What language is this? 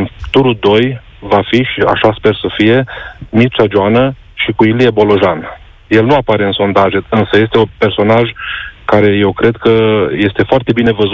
Romanian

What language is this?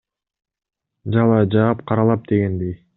Kyrgyz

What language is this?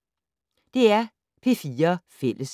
Danish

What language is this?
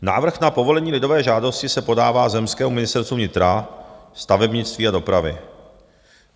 Czech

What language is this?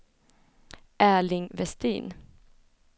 Swedish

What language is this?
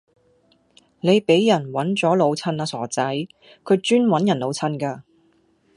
Cantonese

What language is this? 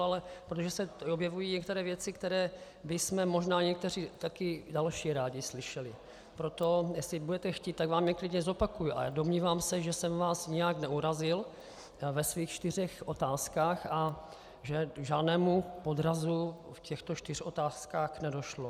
Czech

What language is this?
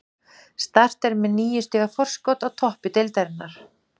Icelandic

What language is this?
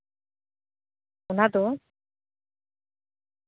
Santali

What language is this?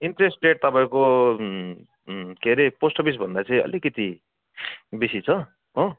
Nepali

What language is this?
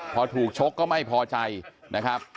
Thai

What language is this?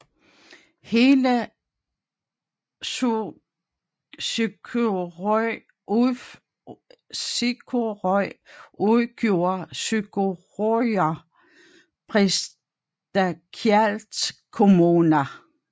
Danish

